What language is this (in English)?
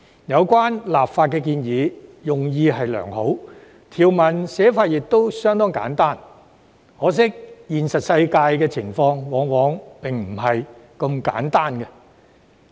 Cantonese